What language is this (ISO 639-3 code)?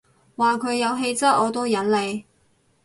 yue